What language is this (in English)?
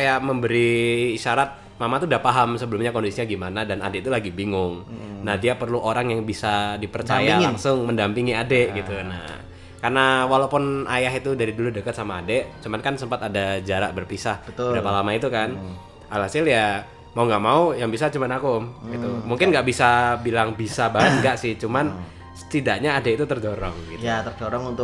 Indonesian